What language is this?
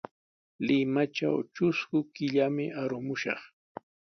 Sihuas Ancash Quechua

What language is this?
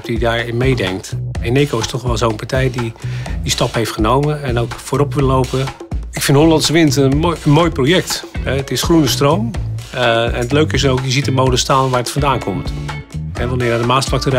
Dutch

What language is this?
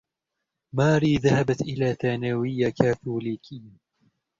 Arabic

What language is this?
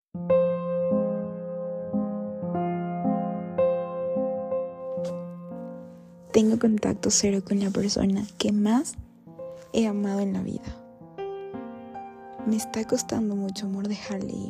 Spanish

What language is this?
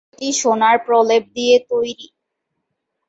Bangla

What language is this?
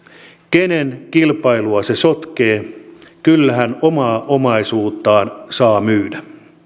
Finnish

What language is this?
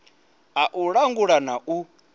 Venda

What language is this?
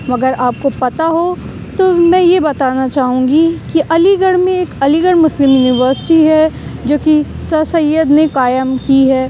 Urdu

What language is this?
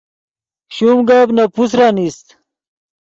Yidgha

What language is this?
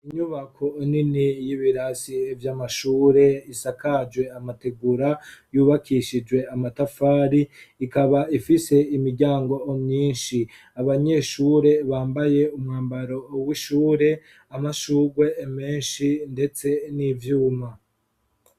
Rundi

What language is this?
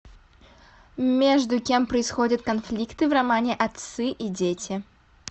Russian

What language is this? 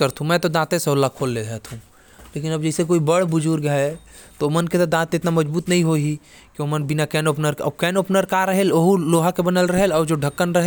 Korwa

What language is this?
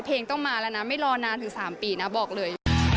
Thai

